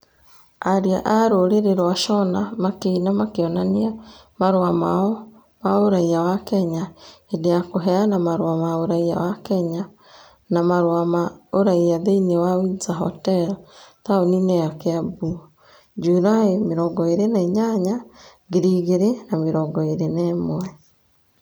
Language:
Kikuyu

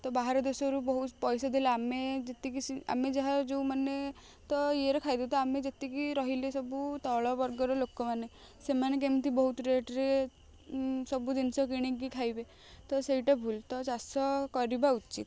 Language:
Odia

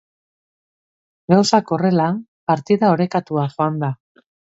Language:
Basque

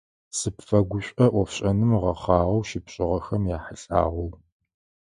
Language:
Adyghe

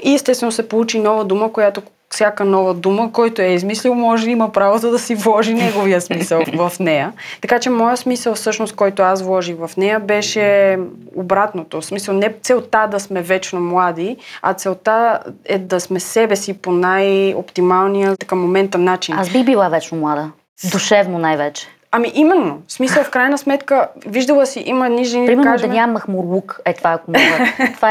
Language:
Bulgarian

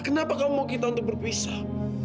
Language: Indonesian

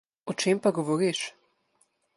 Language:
Slovenian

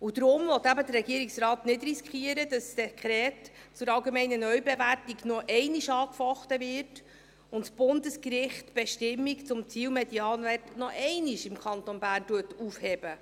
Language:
Swiss German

